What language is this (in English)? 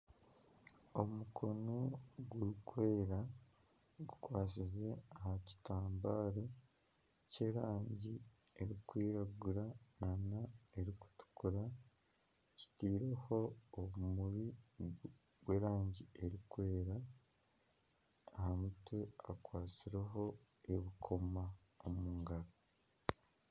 Nyankole